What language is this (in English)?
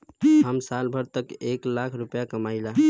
Bhojpuri